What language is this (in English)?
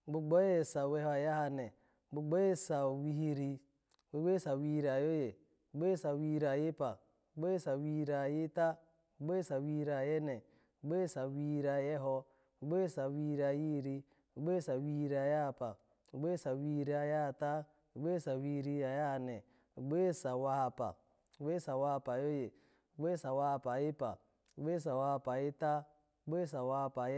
Alago